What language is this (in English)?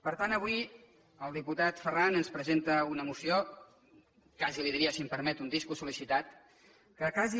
Catalan